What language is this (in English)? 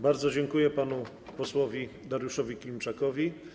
Polish